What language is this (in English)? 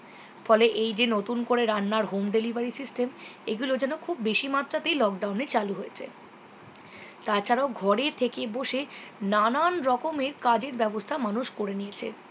Bangla